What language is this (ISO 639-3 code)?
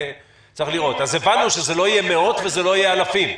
heb